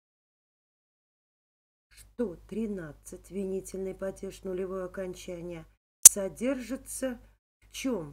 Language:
Russian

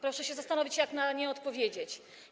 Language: Polish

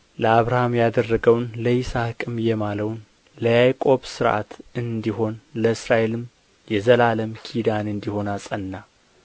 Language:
Amharic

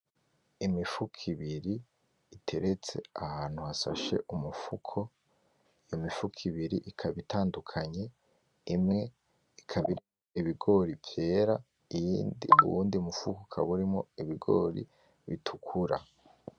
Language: Rundi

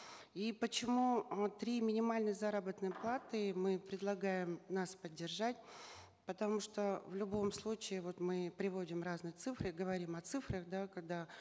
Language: Kazakh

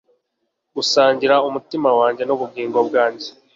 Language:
Kinyarwanda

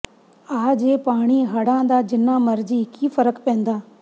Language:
Punjabi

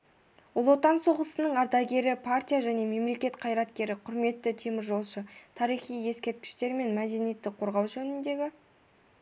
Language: Kazakh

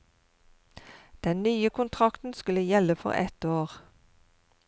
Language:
Norwegian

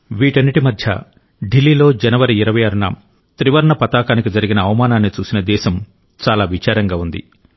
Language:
Telugu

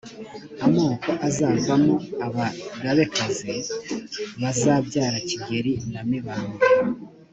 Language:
Kinyarwanda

